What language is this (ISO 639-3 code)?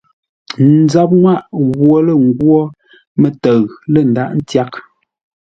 nla